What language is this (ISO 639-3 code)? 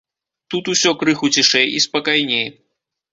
bel